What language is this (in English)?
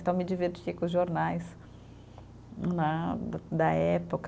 Portuguese